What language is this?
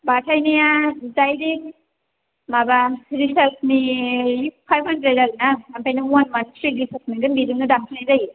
Bodo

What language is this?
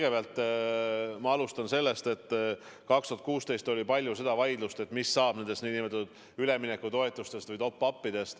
Estonian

